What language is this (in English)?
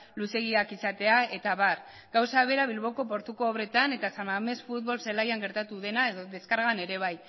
Basque